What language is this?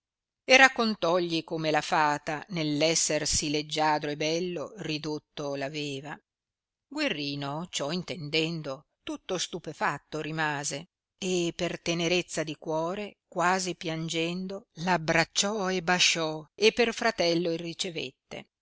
Italian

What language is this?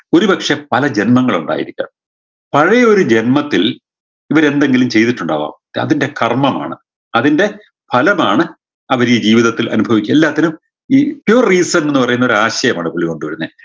Malayalam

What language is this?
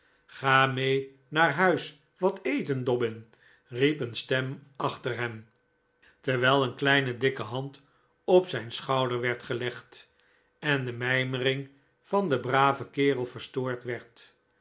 Dutch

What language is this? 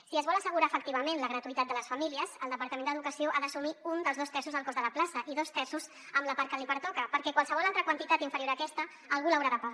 Catalan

